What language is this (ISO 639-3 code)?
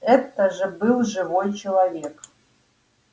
rus